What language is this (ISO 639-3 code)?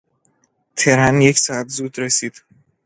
fas